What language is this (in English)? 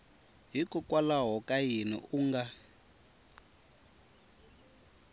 Tsonga